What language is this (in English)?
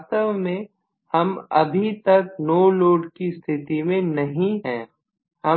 Hindi